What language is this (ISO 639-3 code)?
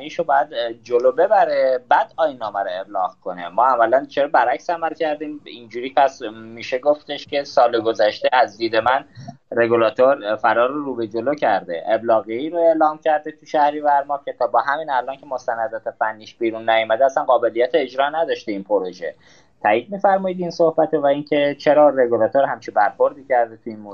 fas